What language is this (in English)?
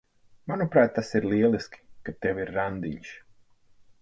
Latvian